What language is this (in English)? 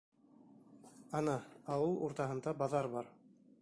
Bashkir